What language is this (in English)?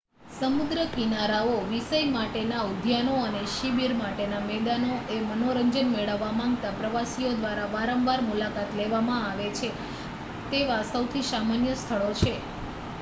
Gujarati